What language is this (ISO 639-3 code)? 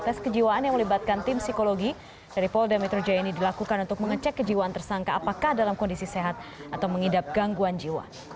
ind